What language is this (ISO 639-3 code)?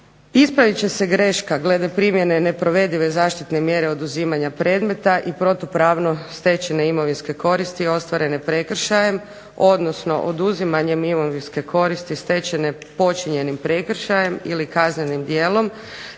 hrv